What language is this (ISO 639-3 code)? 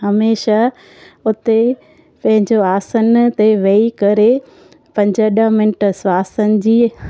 snd